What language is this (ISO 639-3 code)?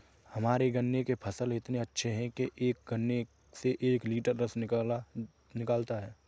hin